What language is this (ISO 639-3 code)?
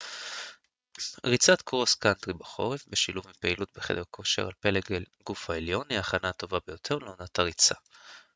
heb